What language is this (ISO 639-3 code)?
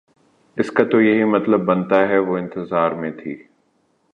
urd